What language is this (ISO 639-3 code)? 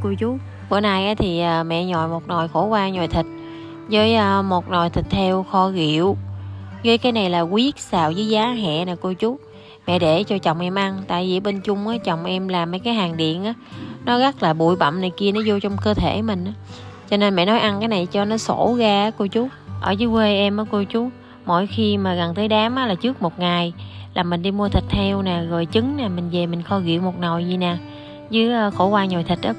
vie